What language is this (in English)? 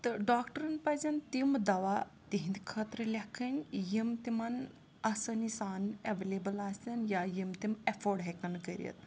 Kashmiri